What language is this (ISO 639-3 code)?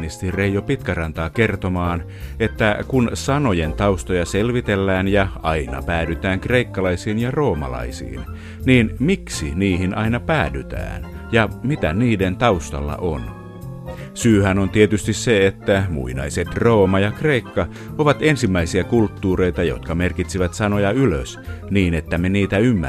fin